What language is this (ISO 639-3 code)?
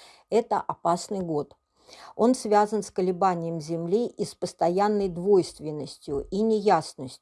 rus